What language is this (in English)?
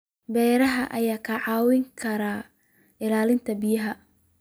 Somali